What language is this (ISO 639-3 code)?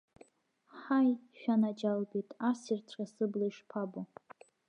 abk